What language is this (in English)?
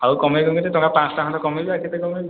Odia